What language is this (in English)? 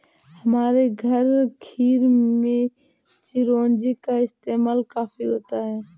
Hindi